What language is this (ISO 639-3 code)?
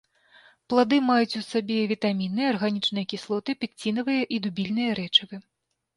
bel